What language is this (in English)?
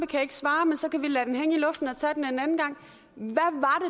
Danish